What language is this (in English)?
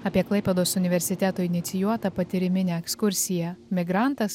Lithuanian